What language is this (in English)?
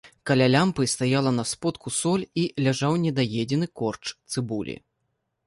Belarusian